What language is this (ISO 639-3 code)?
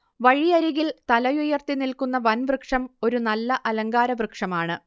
mal